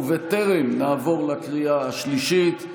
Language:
Hebrew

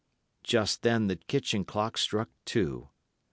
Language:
English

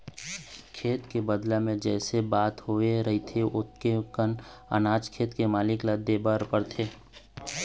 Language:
Chhattisgarhi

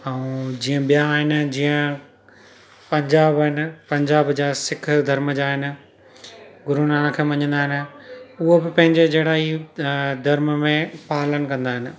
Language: Sindhi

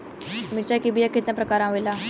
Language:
Bhojpuri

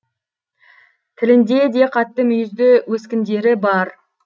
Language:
Kazakh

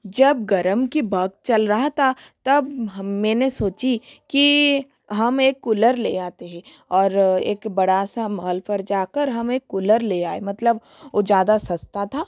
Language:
Hindi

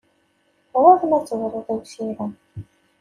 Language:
Kabyle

